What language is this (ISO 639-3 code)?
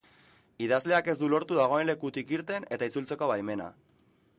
eus